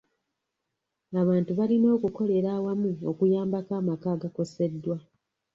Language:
Ganda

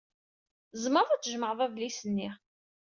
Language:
Kabyle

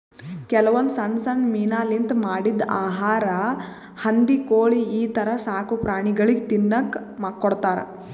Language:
Kannada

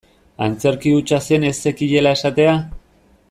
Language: Basque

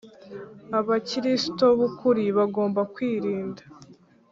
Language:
Kinyarwanda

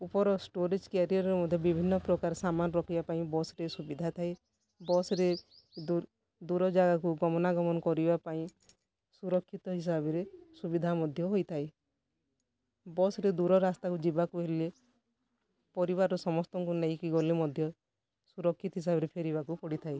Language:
Odia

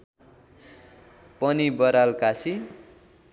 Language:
Nepali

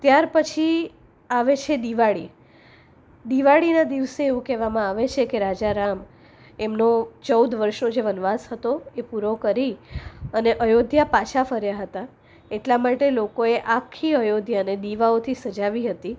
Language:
Gujarati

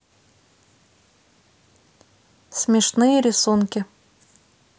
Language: Russian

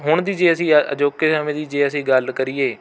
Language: Punjabi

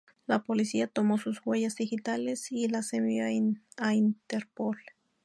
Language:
Spanish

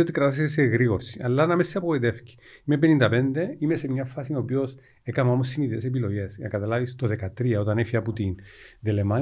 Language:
Greek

